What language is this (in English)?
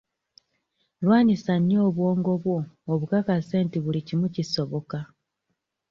Ganda